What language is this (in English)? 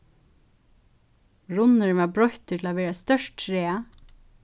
Faroese